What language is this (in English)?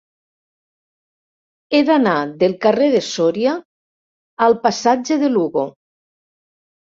Catalan